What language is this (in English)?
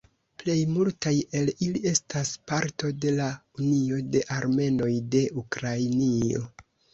Esperanto